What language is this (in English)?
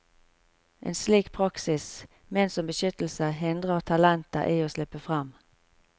Norwegian